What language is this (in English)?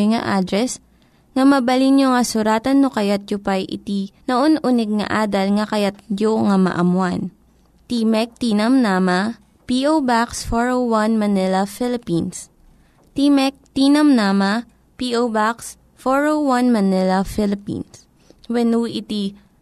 Filipino